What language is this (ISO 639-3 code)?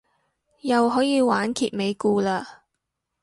yue